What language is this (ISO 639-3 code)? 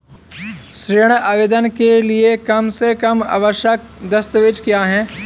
hin